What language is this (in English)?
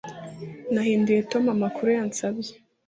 Kinyarwanda